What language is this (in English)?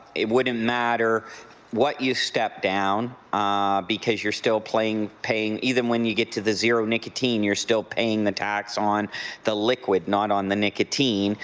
English